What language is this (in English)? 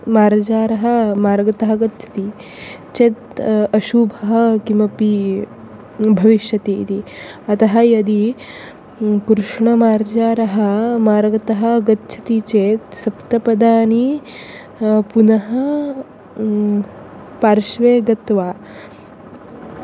Sanskrit